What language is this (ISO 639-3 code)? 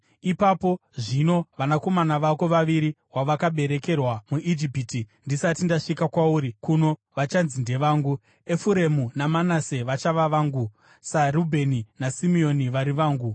sna